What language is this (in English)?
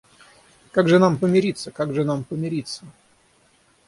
Russian